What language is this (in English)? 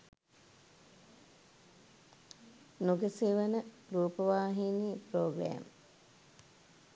Sinhala